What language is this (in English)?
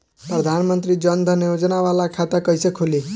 Bhojpuri